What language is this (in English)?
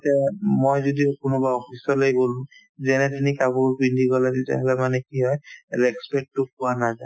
Assamese